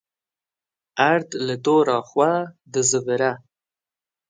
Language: Kurdish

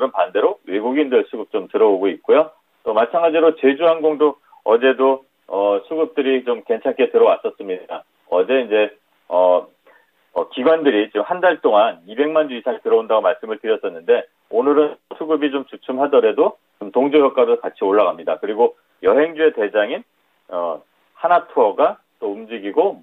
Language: Korean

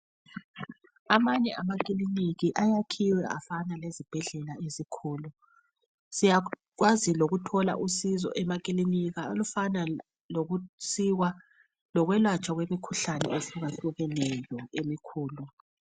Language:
North Ndebele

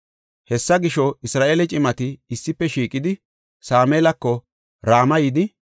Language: Gofa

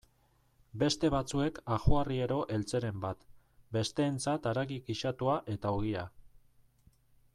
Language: Basque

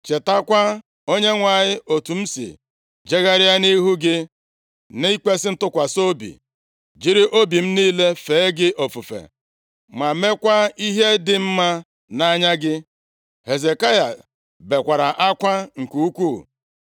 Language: Igbo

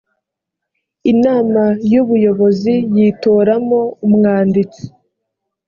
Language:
Kinyarwanda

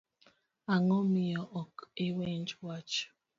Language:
Luo (Kenya and Tanzania)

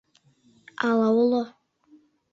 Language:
Mari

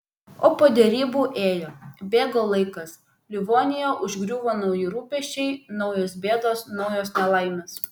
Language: Lithuanian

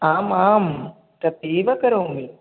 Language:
Sanskrit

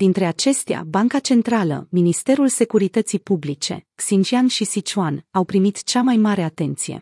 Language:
Romanian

